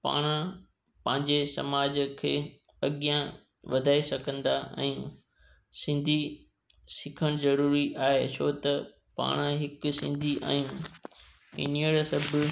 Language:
Sindhi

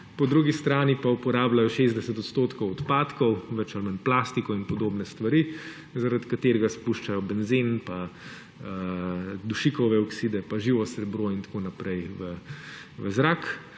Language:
Slovenian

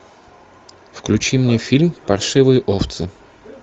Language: Russian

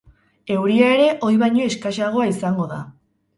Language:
Basque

